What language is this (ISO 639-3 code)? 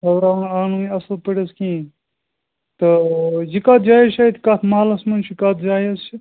kas